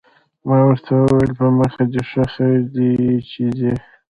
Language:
Pashto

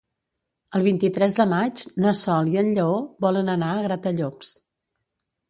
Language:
Catalan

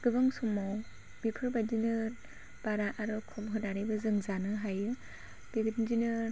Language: Bodo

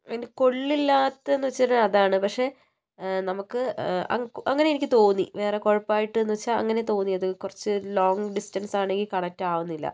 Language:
Malayalam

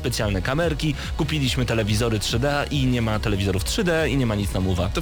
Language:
Polish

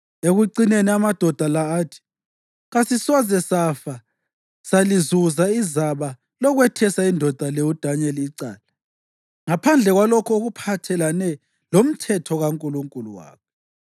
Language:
North Ndebele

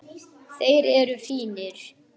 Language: Icelandic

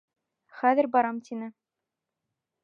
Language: Bashkir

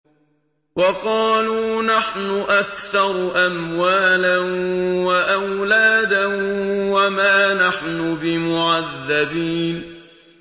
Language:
Arabic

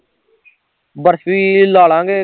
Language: Punjabi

